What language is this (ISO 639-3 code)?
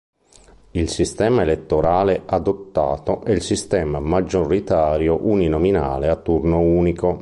ita